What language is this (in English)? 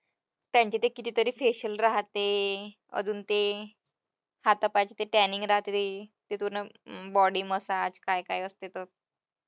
Marathi